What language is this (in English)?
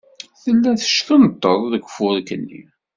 Kabyle